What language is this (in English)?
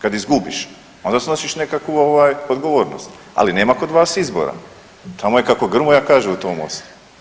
Croatian